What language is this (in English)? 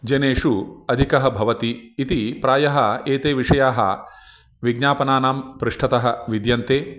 Sanskrit